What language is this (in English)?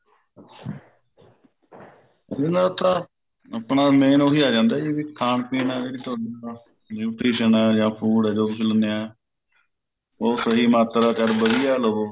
Punjabi